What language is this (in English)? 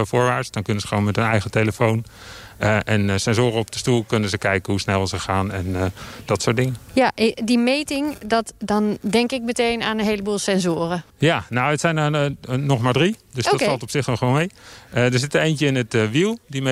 Dutch